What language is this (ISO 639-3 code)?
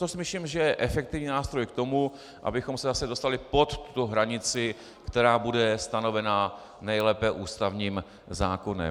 ces